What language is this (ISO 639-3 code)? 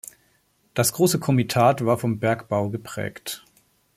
deu